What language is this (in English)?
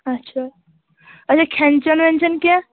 Kashmiri